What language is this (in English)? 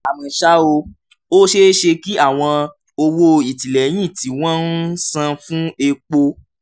Yoruba